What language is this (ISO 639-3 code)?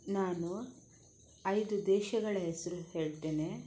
kan